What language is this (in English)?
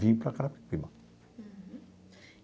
Portuguese